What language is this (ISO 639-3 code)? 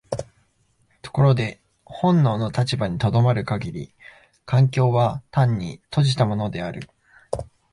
jpn